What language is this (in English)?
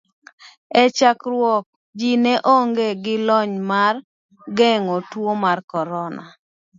Luo (Kenya and Tanzania)